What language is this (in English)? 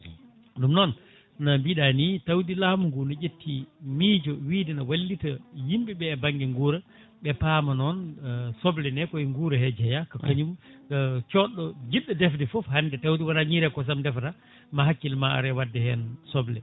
Fula